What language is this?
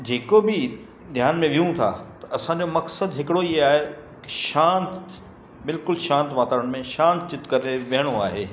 Sindhi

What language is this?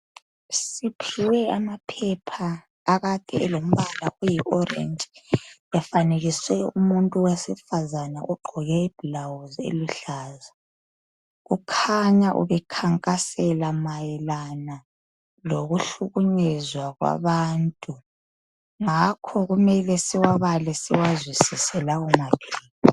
North Ndebele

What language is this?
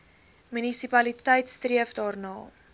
Afrikaans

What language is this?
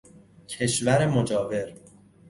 Persian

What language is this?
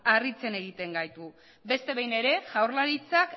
Basque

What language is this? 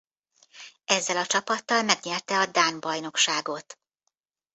Hungarian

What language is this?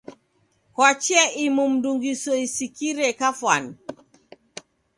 Taita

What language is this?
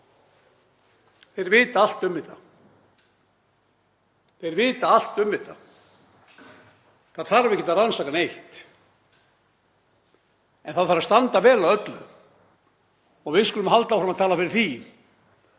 Icelandic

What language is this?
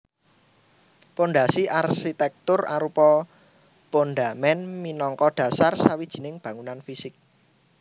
Javanese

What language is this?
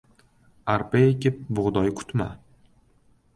Uzbek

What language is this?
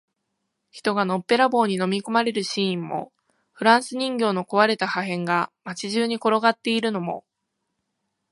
Japanese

